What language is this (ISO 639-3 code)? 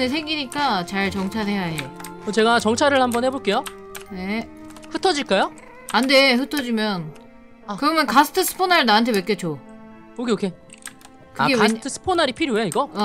kor